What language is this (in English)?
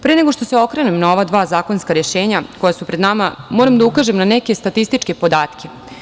Serbian